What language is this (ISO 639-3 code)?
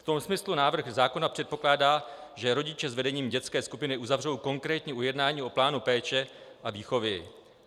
ces